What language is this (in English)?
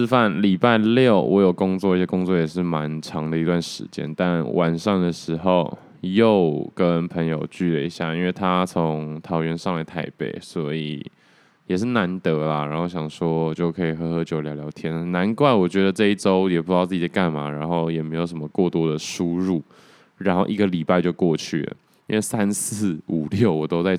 Chinese